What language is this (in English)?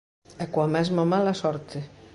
Galician